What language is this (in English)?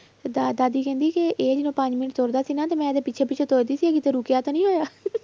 Punjabi